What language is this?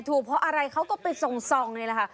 Thai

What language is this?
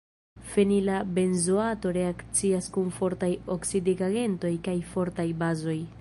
Esperanto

